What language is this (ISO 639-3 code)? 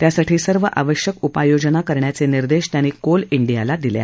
mar